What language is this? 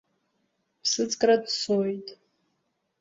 Abkhazian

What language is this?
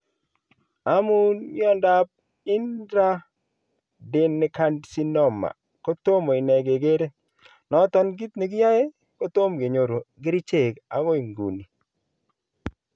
Kalenjin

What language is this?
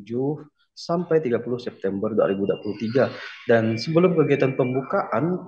Indonesian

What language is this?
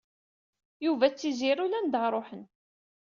Kabyle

